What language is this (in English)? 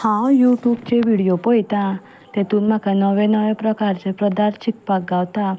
Konkani